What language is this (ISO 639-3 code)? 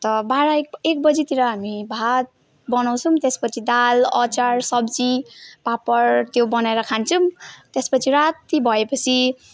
nep